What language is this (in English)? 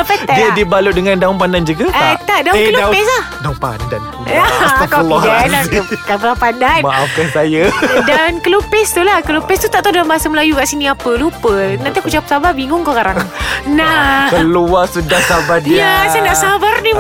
Malay